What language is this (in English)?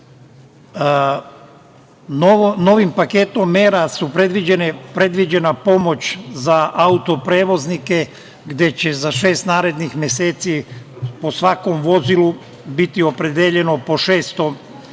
Serbian